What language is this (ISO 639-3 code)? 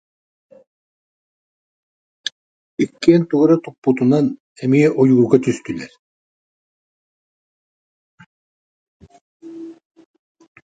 sah